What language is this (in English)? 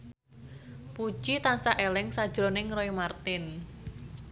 Javanese